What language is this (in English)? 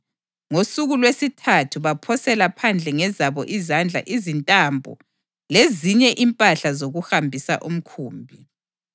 North Ndebele